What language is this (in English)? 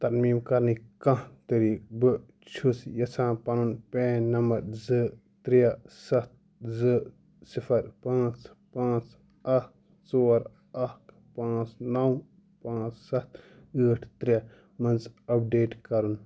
Kashmiri